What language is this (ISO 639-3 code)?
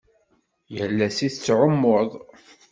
kab